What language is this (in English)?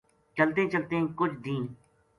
Gujari